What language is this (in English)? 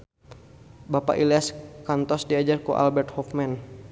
Sundanese